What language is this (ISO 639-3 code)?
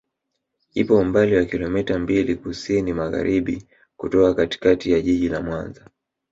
swa